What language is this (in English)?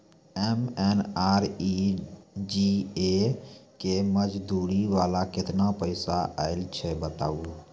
Maithili